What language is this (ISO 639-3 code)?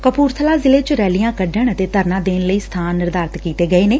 pan